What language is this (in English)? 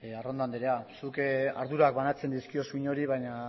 Basque